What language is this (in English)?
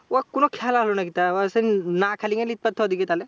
Bangla